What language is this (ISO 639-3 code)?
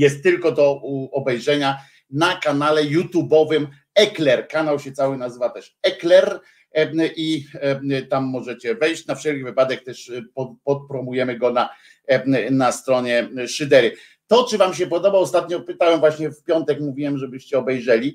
pol